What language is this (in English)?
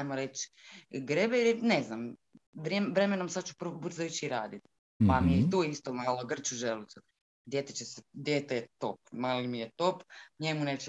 Croatian